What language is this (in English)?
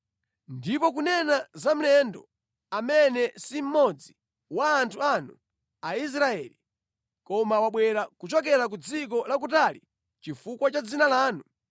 Nyanja